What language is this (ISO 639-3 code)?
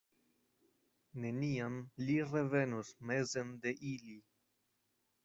epo